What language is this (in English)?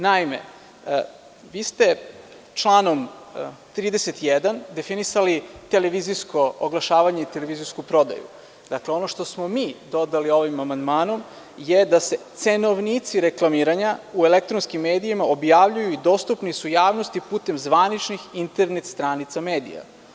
Serbian